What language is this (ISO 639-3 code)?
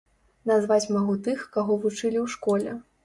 bel